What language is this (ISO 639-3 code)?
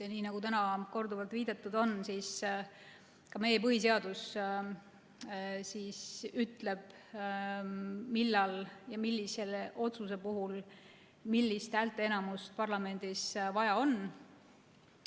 est